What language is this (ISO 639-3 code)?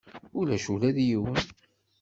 kab